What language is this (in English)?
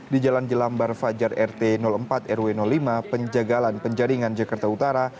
Indonesian